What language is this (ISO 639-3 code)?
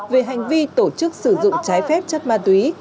vie